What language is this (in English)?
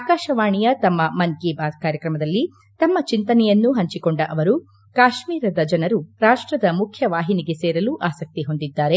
Kannada